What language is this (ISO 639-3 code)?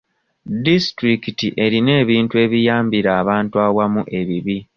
lug